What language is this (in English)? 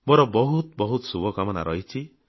Odia